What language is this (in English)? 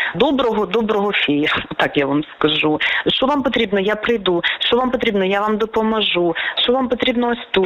Ukrainian